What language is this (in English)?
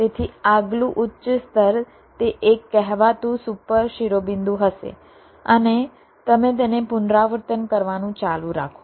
Gujarati